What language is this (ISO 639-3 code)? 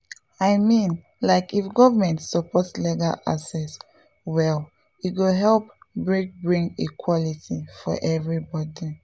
pcm